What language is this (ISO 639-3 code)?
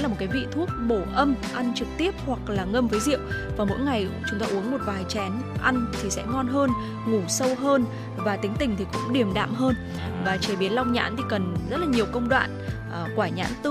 vie